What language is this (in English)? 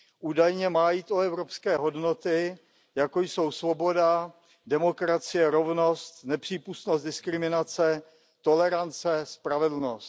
Czech